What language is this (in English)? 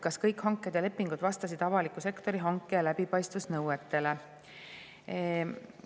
Estonian